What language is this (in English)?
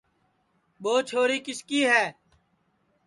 Sansi